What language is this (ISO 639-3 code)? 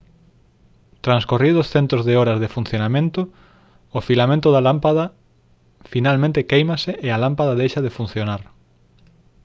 glg